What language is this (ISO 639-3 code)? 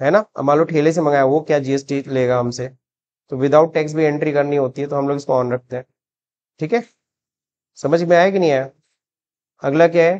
hin